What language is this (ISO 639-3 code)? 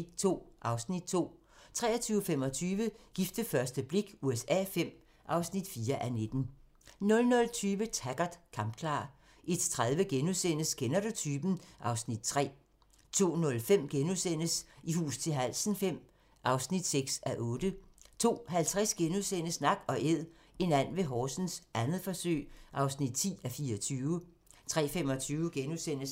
dan